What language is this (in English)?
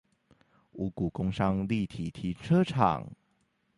Chinese